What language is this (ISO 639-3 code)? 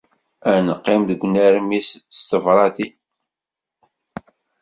kab